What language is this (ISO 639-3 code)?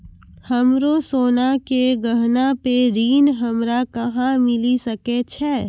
mai